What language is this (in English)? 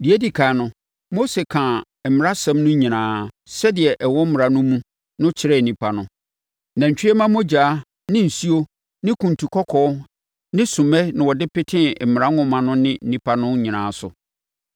Akan